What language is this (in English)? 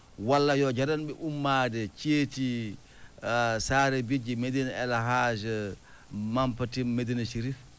Fula